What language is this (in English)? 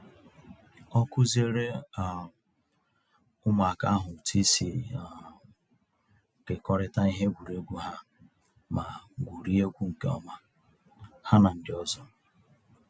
Igbo